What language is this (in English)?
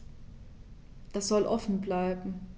German